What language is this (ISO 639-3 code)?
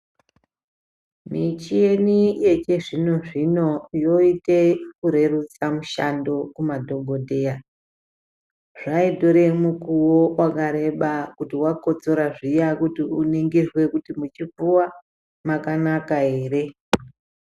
ndc